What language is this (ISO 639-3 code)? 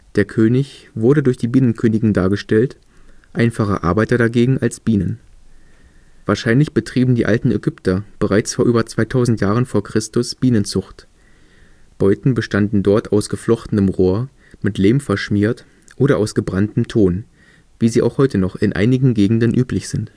deu